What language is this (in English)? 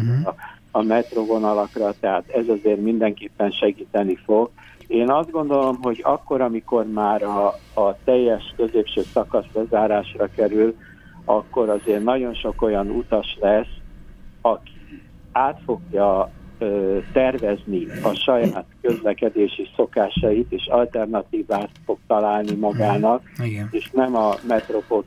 Hungarian